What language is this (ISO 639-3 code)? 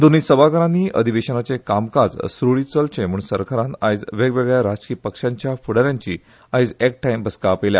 kok